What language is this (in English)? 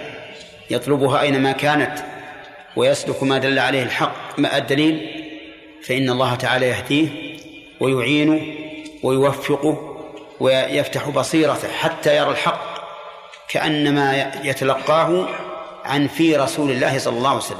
Arabic